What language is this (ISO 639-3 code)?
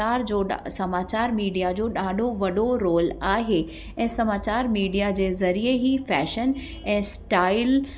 snd